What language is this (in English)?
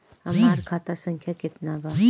Bhojpuri